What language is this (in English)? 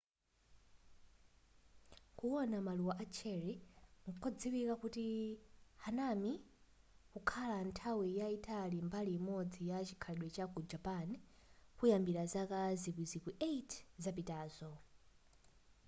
Nyanja